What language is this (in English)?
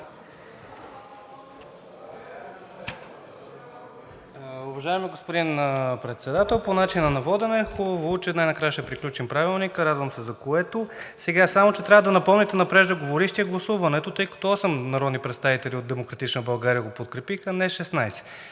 Bulgarian